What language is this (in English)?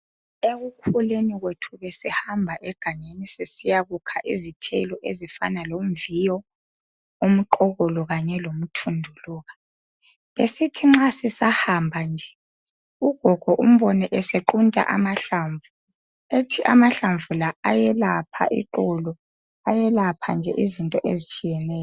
North Ndebele